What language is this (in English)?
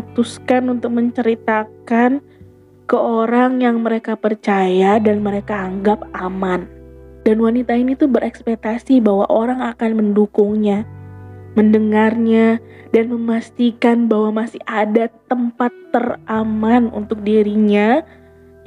Indonesian